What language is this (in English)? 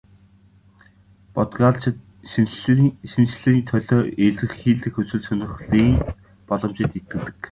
Mongolian